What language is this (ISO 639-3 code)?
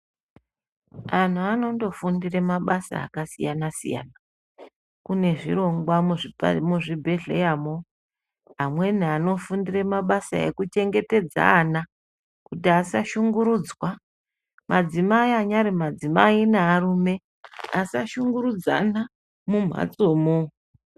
ndc